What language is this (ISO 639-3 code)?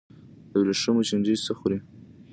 pus